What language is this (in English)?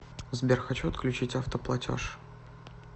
Russian